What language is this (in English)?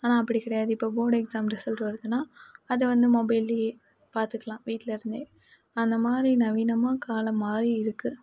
Tamil